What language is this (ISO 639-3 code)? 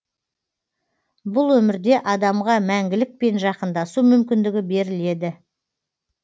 kaz